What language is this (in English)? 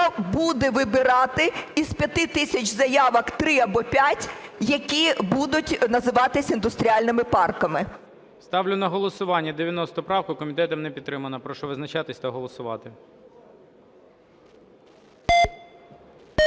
Ukrainian